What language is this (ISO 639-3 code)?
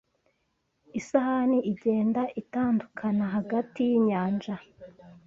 kin